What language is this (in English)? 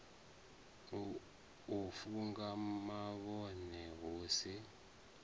Venda